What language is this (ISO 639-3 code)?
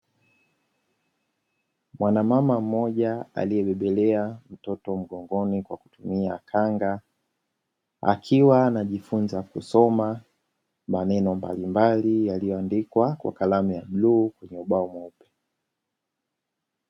swa